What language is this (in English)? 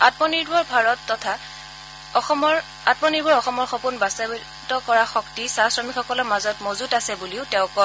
Assamese